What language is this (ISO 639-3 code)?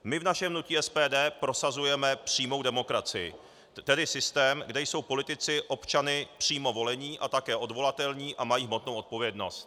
ces